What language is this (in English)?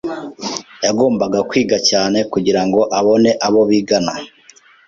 Kinyarwanda